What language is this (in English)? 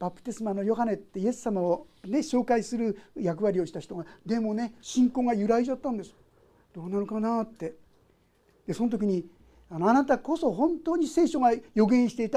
Japanese